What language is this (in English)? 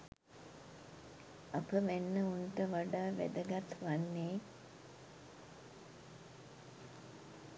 Sinhala